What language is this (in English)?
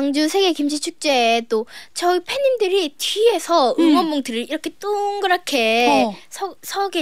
Korean